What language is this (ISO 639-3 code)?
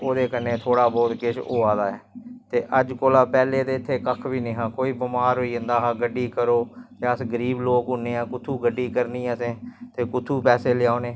doi